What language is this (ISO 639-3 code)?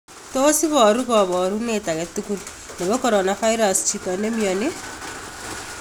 kln